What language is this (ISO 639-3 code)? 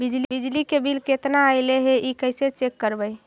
mag